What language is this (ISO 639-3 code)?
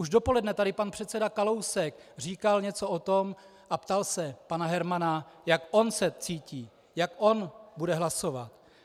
ces